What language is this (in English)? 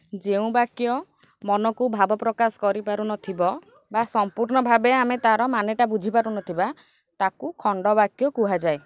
Odia